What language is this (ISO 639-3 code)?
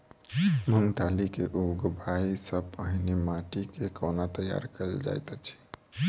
mai